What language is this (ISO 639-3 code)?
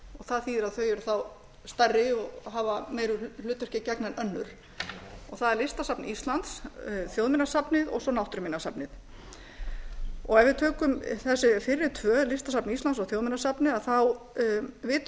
isl